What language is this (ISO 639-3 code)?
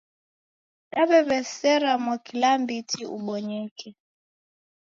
dav